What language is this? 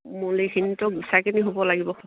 Assamese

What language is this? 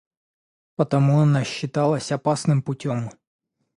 Russian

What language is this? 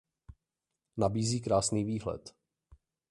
Czech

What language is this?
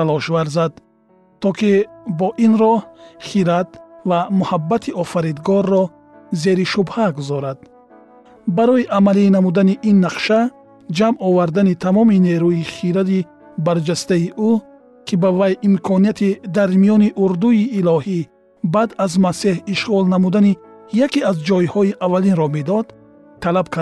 Persian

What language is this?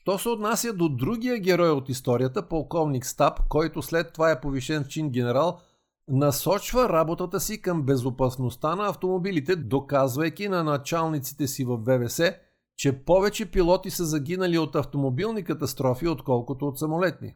Bulgarian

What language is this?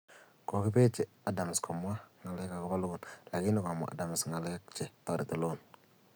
Kalenjin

